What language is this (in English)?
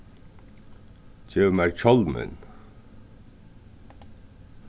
Faroese